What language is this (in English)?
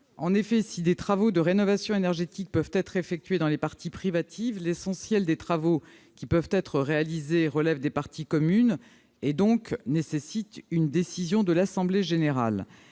French